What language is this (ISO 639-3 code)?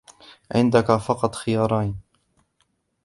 ara